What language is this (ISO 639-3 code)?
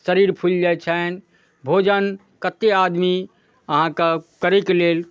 mai